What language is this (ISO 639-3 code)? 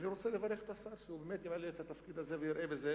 heb